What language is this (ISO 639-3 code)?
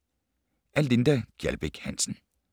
dan